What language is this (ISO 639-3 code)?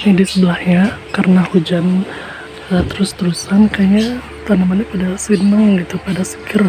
ind